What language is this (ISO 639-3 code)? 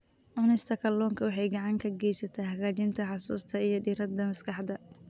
som